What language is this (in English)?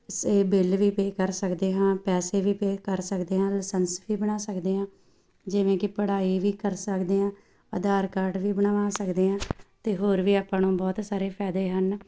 Punjabi